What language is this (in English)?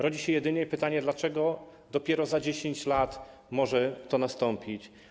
Polish